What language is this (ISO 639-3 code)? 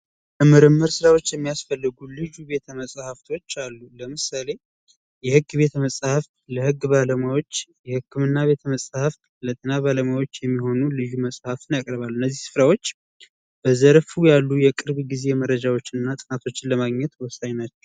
amh